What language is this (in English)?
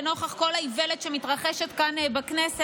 Hebrew